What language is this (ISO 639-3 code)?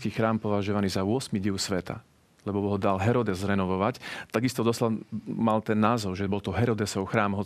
slk